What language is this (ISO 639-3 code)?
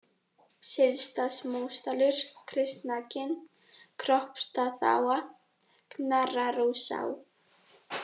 isl